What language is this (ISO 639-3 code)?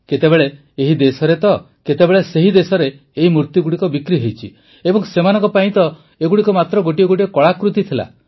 ori